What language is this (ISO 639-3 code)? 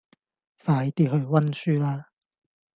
yue